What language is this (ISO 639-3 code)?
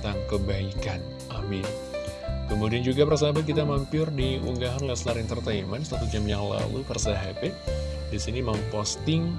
ind